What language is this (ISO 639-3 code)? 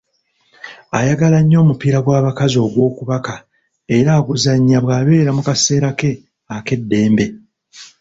lug